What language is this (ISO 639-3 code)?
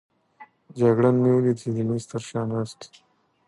pus